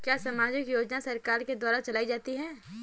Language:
Hindi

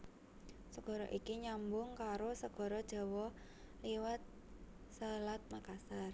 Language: Javanese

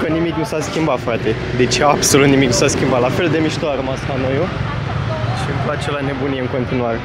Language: Romanian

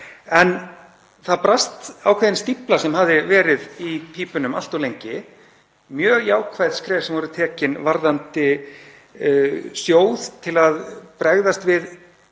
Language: Icelandic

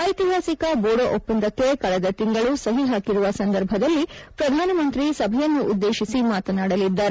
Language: Kannada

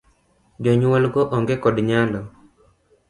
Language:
Luo (Kenya and Tanzania)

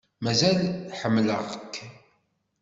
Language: Kabyle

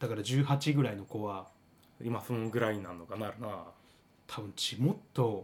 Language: Japanese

